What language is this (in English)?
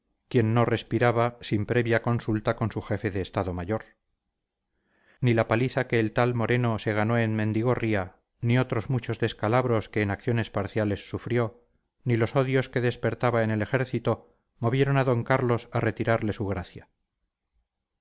Spanish